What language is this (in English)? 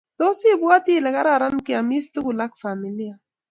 Kalenjin